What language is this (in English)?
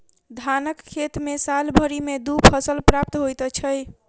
Maithili